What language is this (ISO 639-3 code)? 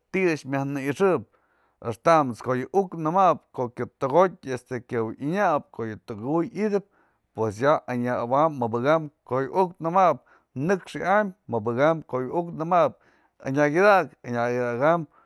mzl